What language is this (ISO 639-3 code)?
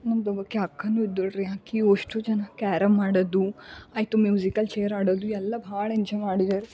kan